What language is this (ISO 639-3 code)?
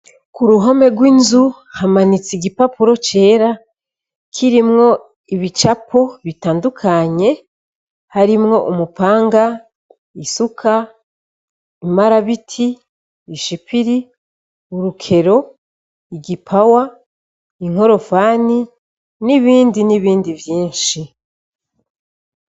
run